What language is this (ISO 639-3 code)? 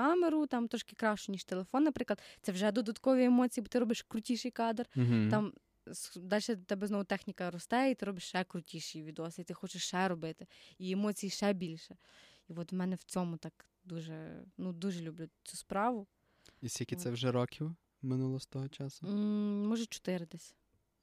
ukr